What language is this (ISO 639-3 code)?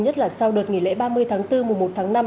vie